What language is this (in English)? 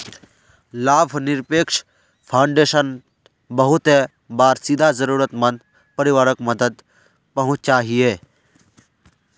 Magahi